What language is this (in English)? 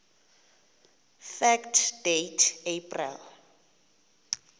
Xhosa